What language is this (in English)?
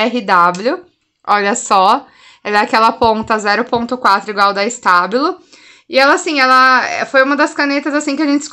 Portuguese